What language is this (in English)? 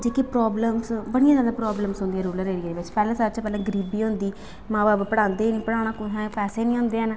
Dogri